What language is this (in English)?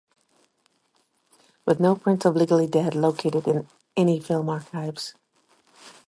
English